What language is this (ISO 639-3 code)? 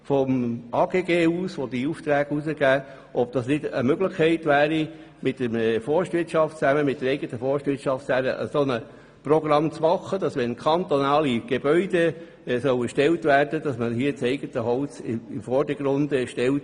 gsw